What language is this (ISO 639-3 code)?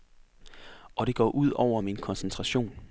dan